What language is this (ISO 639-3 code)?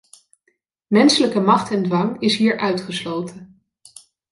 nld